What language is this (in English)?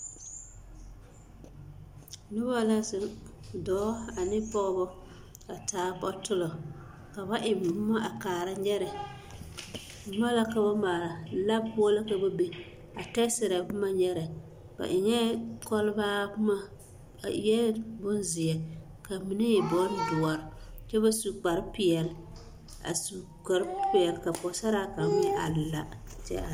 Southern Dagaare